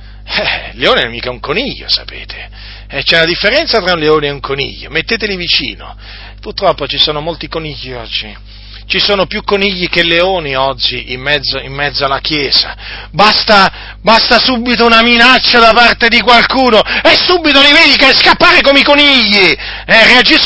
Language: Italian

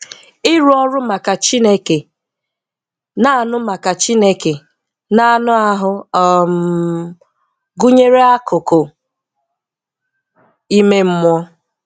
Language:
Igbo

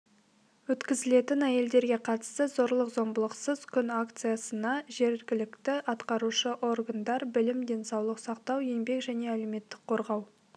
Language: Kazakh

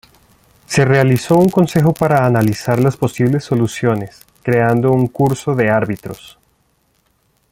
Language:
Spanish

